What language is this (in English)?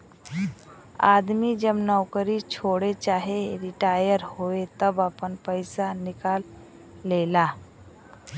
Bhojpuri